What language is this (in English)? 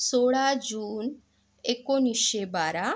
Marathi